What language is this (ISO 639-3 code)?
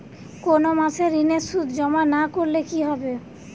ben